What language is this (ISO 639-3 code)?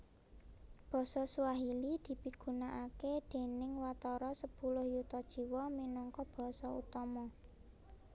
jav